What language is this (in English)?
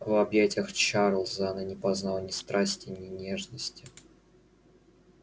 Russian